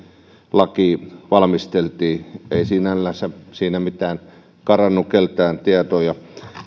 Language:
Finnish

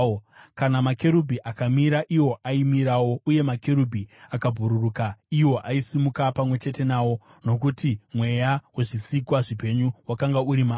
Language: Shona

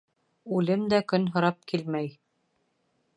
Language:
Bashkir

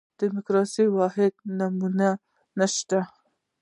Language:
Pashto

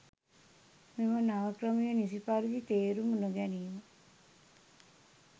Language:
Sinhala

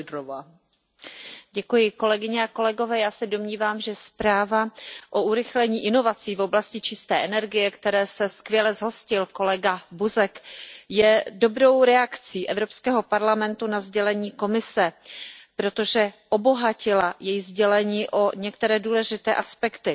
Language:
Czech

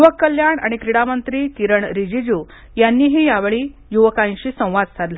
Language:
Marathi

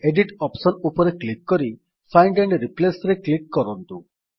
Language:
Odia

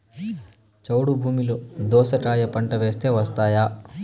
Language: Telugu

